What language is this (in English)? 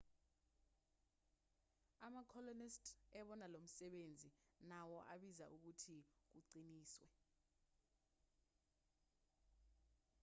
Zulu